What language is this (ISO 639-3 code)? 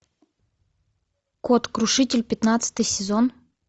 rus